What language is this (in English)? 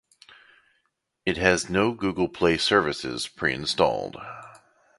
English